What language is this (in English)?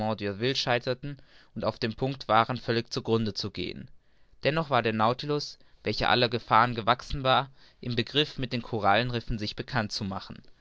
German